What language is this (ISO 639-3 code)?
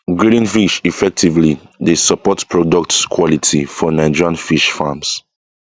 pcm